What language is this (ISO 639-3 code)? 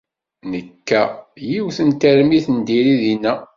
kab